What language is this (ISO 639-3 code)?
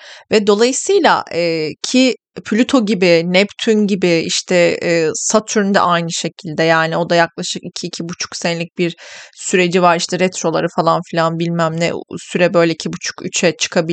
tur